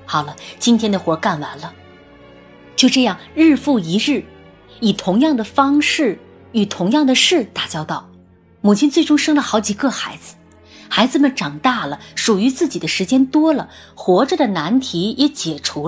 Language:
Chinese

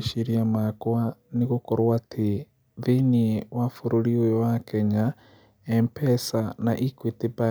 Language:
Kikuyu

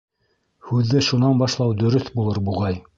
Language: Bashkir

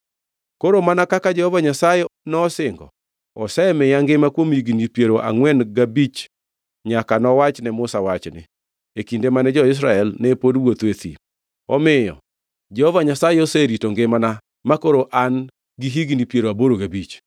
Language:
Luo (Kenya and Tanzania)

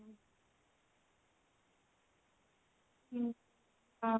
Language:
Odia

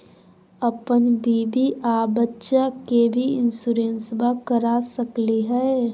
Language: Magahi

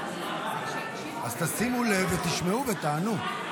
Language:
Hebrew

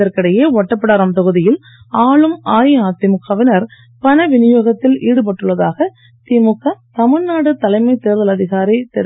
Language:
Tamil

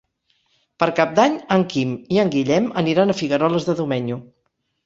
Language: Catalan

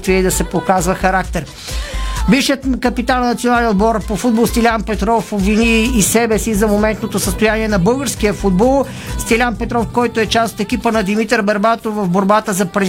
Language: Bulgarian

